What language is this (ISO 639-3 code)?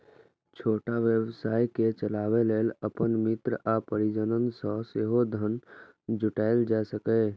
mai